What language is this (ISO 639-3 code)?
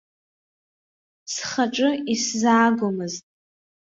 abk